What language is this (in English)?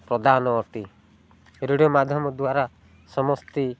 Odia